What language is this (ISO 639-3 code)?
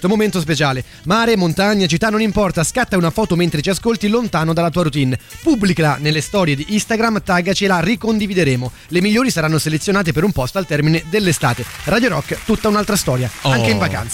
ita